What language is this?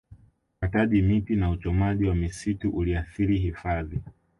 Swahili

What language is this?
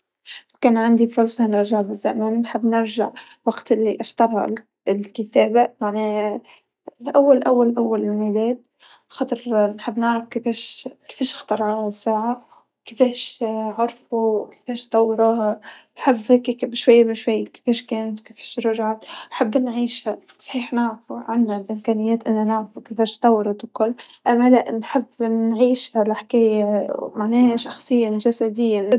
Tunisian Arabic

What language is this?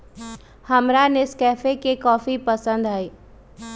Magahi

